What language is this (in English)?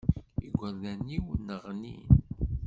Kabyle